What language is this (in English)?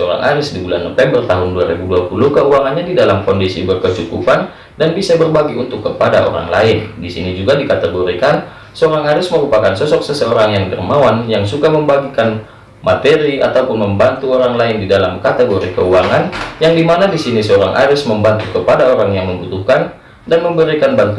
Indonesian